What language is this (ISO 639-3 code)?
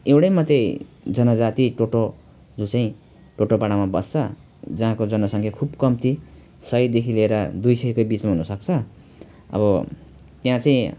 nep